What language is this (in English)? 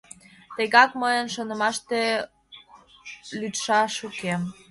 Mari